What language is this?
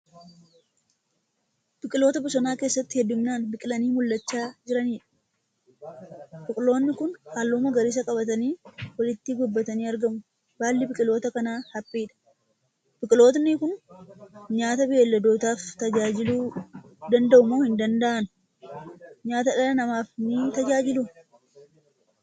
Oromo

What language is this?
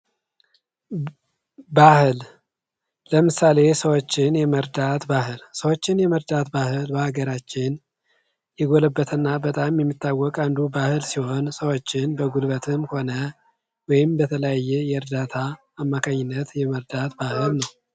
Amharic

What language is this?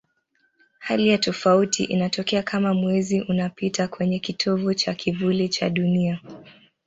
Swahili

